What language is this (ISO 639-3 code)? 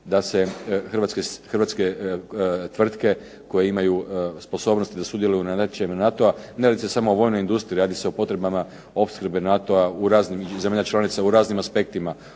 hrv